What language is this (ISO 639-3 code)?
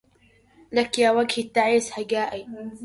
ara